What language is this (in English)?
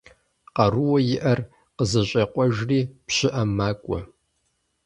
Kabardian